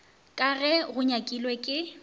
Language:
Northern Sotho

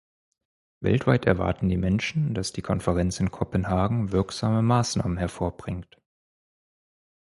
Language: German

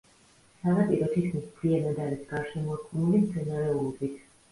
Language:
Georgian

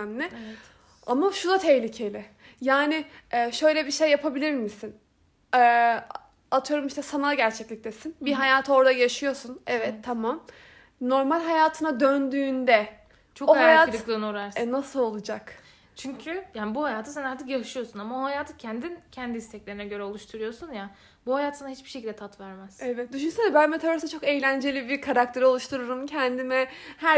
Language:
Turkish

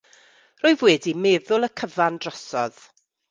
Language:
Welsh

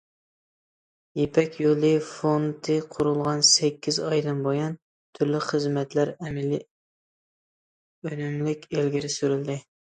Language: Uyghur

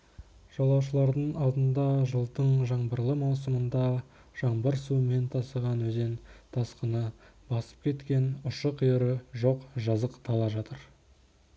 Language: Kazakh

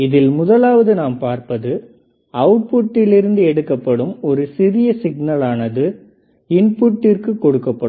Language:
Tamil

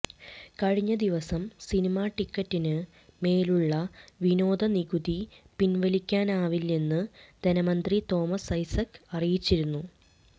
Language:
Malayalam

